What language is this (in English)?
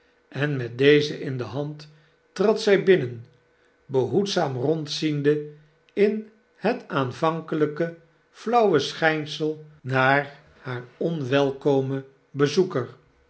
Dutch